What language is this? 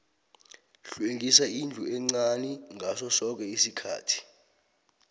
South Ndebele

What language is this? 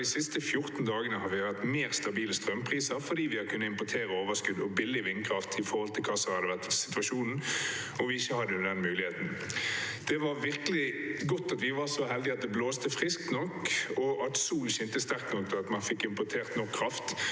Norwegian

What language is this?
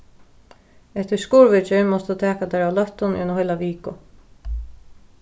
Faroese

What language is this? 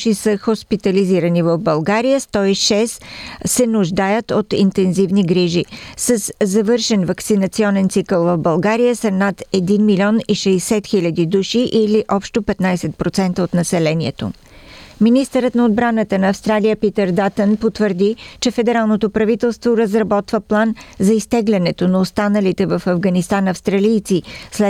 Bulgarian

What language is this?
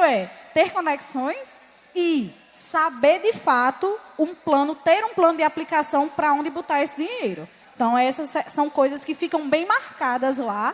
Portuguese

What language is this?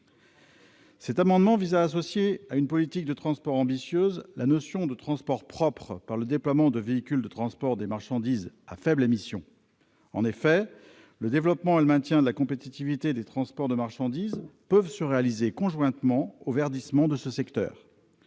French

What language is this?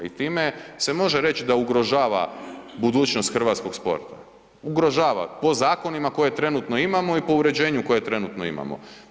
Croatian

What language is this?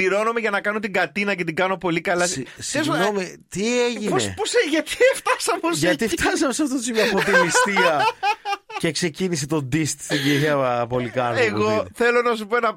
Greek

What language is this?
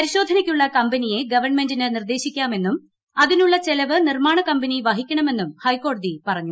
Malayalam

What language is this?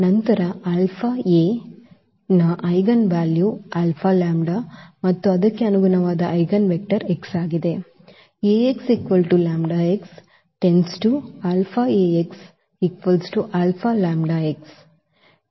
Kannada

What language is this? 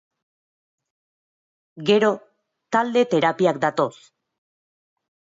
Basque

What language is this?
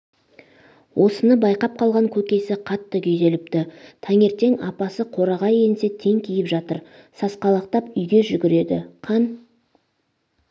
Kazakh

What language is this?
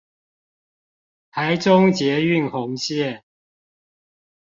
Chinese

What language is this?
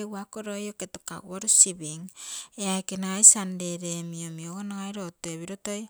Terei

